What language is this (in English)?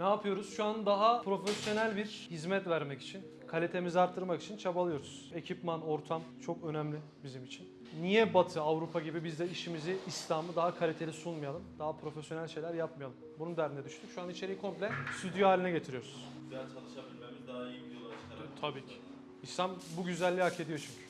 Turkish